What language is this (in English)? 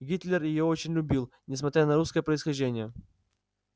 Russian